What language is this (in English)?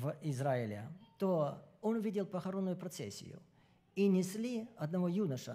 Russian